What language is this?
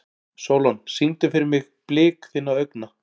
Icelandic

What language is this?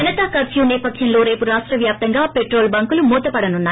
Telugu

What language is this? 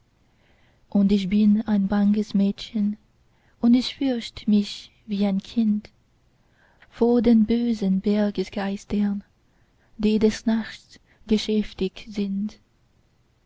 German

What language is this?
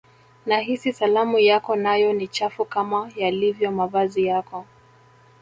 Swahili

